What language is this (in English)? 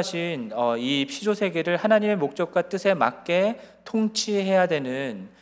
Korean